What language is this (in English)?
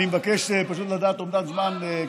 Hebrew